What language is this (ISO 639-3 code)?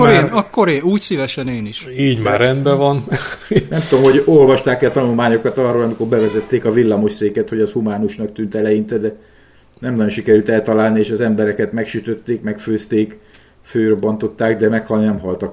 hun